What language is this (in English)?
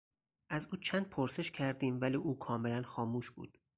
Persian